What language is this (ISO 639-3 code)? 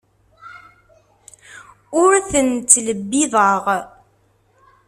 kab